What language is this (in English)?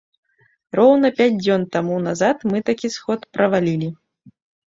Belarusian